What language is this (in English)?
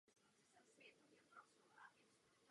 Czech